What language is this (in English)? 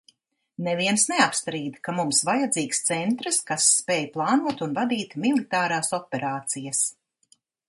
Latvian